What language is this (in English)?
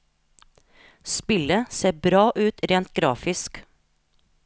Norwegian